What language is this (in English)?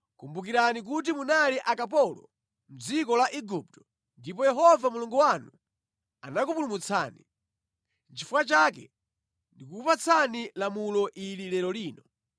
Nyanja